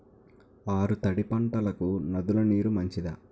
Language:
Telugu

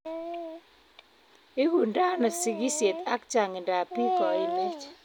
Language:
Kalenjin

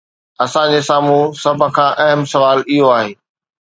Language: Sindhi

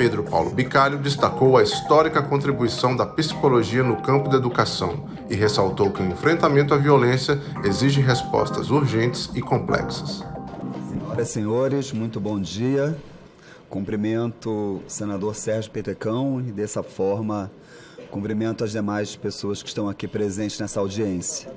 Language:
Portuguese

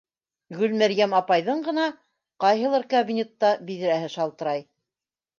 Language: Bashkir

